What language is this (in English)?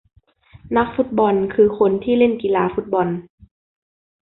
Thai